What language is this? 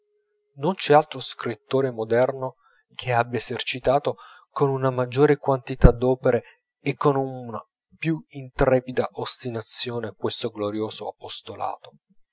Italian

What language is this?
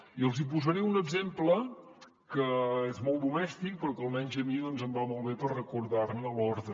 Catalan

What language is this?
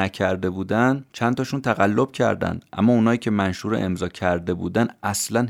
Persian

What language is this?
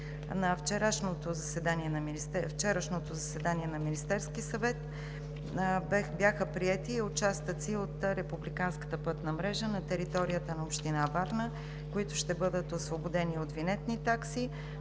Bulgarian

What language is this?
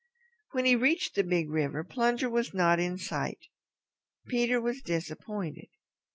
English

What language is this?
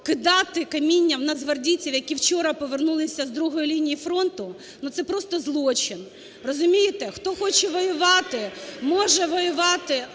Ukrainian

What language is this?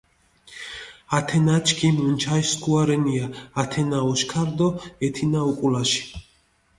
Mingrelian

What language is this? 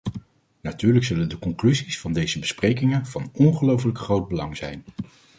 Dutch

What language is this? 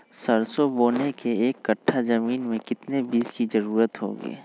Magahi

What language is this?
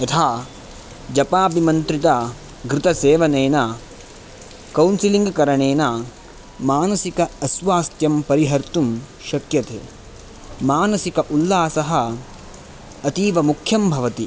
Sanskrit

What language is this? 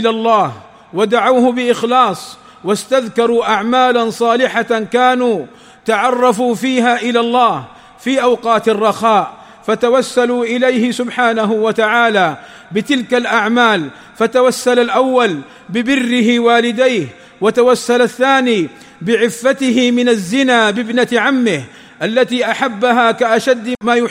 Arabic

